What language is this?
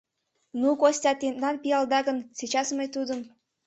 Mari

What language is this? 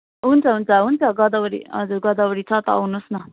Nepali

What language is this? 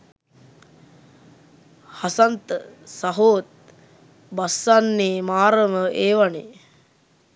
Sinhala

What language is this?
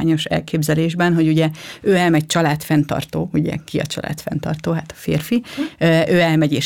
Hungarian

